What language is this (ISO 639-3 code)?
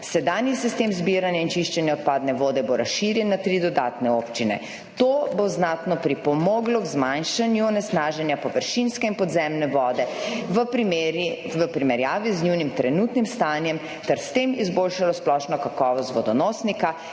slv